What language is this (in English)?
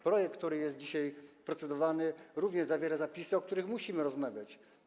Polish